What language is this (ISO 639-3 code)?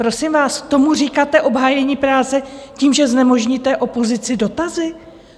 ces